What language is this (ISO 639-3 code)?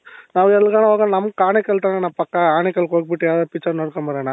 kan